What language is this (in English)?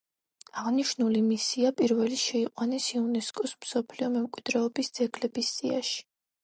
Georgian